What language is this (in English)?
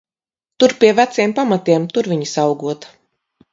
Latvian